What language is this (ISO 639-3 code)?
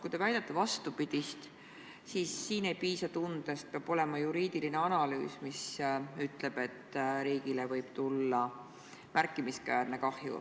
est